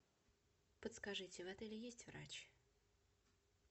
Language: Russian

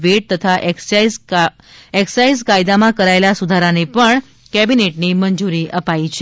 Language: Gujarati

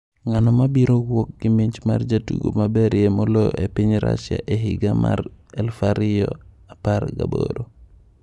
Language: Luo (Kenya and Tanzania)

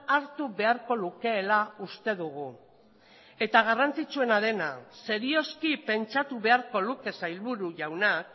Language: Basque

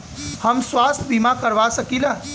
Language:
Bhojpuri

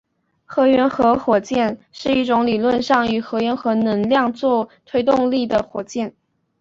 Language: Chinese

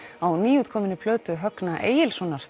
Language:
Icelandic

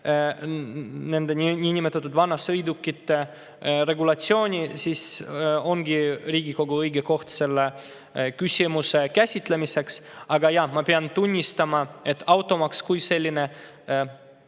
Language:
Estonian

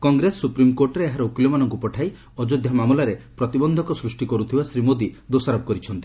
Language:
Odia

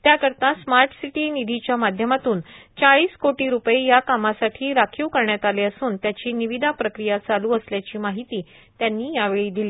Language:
Marathi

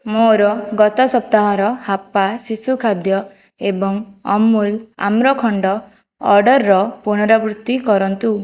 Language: Odia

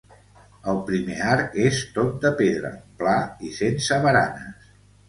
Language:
Catalan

